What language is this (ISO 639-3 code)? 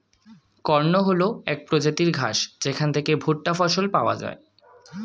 ben